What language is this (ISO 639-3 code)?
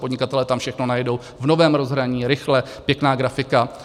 ces